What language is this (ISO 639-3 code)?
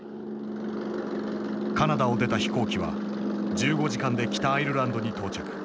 jpn